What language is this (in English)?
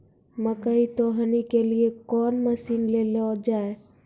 Maithili